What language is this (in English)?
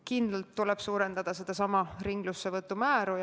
Estonian